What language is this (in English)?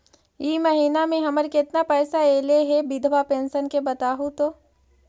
Magahi